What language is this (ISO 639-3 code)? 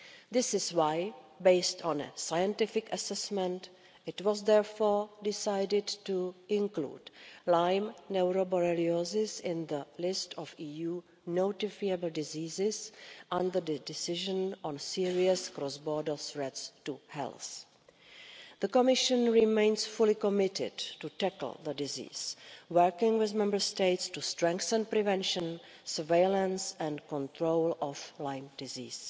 eng